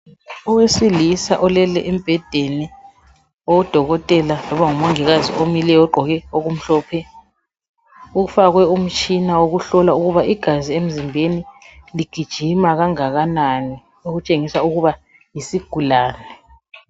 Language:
North Ndebele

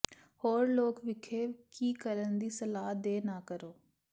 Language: Punjabi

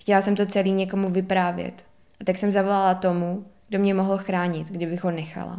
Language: Czech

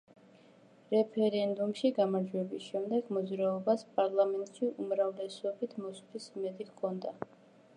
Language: Georgian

